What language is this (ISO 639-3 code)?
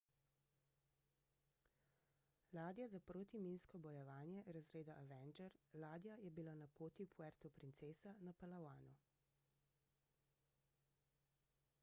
slv